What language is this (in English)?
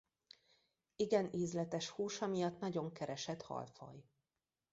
Hungarian